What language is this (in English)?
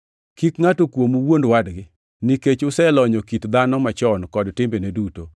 Luo (Kenya and Tanzania)